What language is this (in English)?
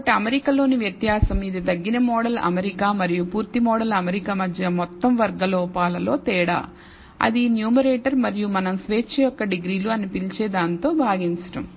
Telugu